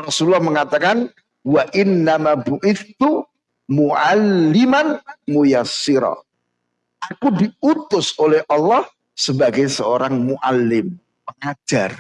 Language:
Indonesian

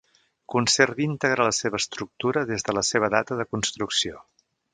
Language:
Catalan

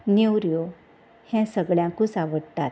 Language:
Konkani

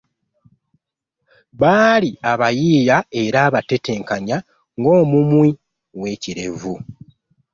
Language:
Ganda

